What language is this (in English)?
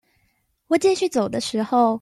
Chinese